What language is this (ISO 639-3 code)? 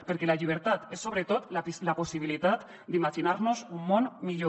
cat